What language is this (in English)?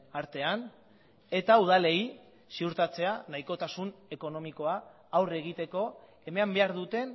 Basque